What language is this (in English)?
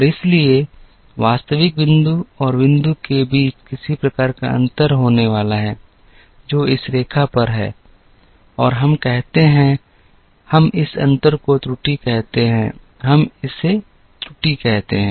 Hindi